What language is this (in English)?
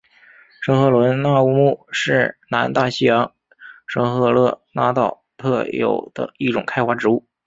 Chinese